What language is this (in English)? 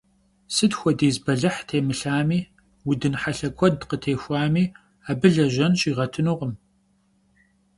Kabardian